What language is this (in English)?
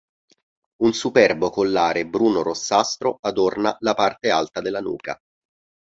Italian